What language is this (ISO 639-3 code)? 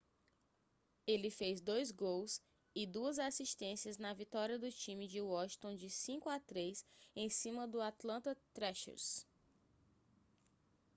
por